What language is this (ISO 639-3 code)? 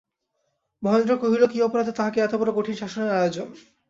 ben